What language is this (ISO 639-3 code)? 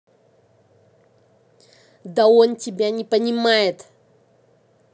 rus